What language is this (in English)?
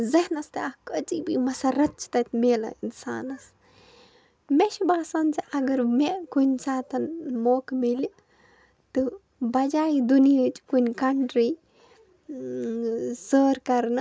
Kashmiri